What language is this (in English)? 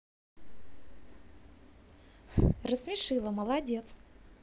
Russian